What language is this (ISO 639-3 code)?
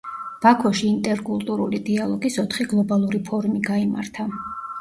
kat